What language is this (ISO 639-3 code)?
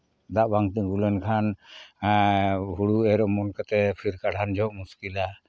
sat